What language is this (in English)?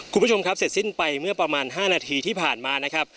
Thai